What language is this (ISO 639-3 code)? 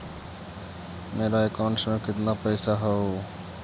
mag